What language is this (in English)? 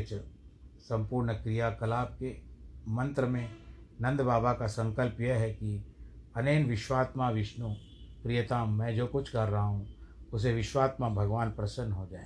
Hindi